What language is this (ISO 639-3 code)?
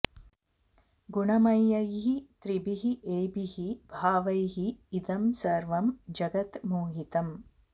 san